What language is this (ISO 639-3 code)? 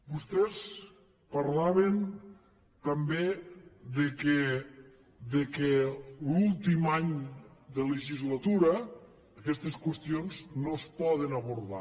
cat